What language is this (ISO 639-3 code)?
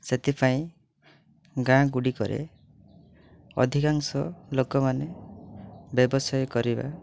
ori